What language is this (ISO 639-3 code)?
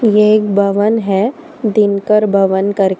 hin